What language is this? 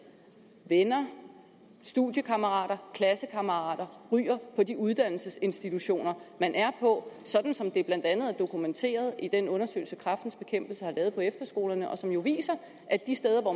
Danish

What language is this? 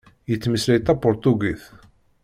Kabyle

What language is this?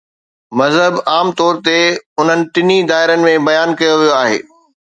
Sindhi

